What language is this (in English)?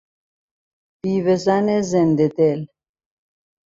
Persian